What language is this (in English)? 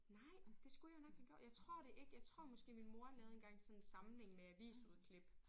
Danish